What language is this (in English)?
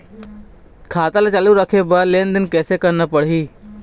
Chhattisgarhi